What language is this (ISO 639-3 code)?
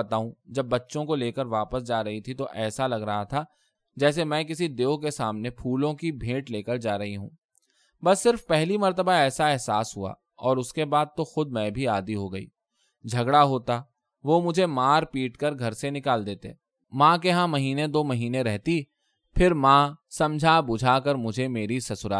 urd